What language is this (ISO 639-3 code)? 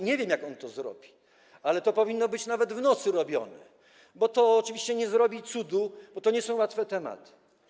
pol